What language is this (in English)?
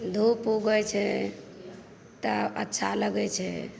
Maithili